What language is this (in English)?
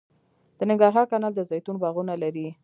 Pashto